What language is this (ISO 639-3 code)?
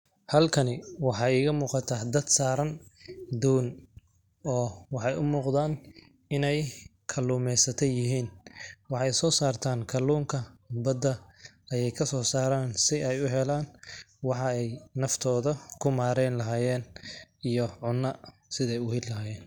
som